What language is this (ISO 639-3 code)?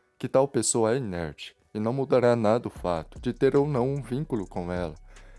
por